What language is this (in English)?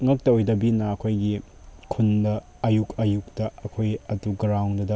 Manipuri